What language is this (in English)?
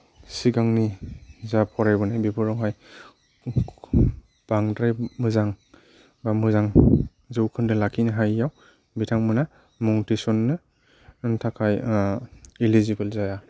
Bodo